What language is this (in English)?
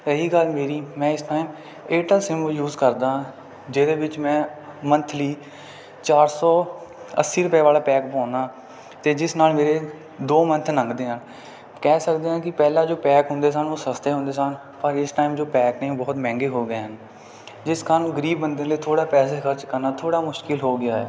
Punjabi